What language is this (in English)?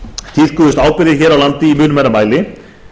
Icelandic